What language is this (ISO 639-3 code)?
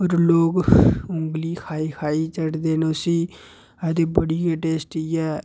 doi